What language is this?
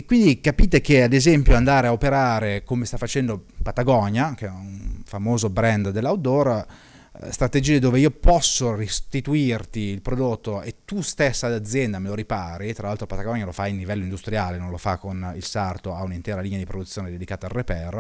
Italian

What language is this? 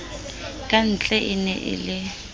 Southern Sotho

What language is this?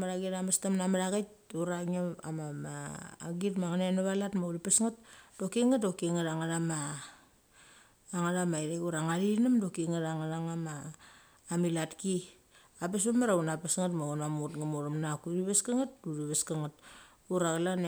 Mali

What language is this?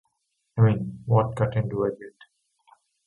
English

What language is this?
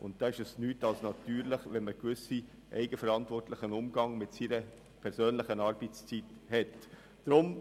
Swiss German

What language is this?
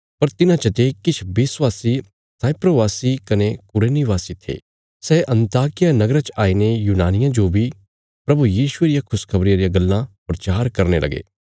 Bilaspuri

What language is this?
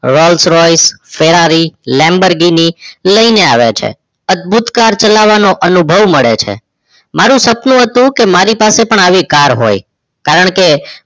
Gujarati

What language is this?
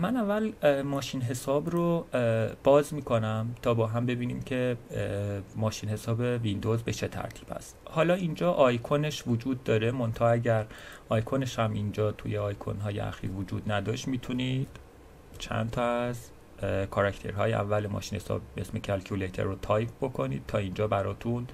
Persian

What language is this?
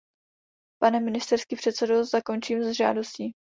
Czech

